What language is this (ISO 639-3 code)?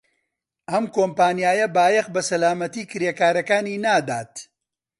ckb